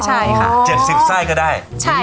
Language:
Thai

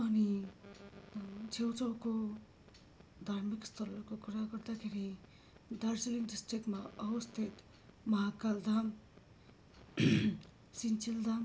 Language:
Nepali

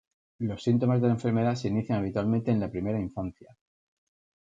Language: Spanish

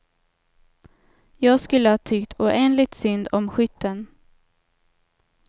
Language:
Swedish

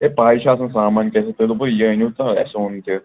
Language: Kashmiri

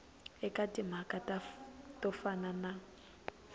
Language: Tsonga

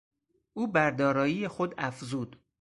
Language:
Persian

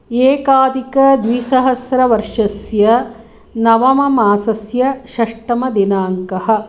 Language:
Sanskrit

